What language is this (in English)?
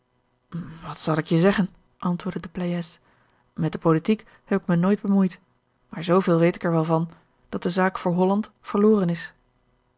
Dutch